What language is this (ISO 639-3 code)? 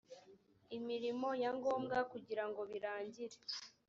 kin